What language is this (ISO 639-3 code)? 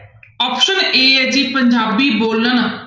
pan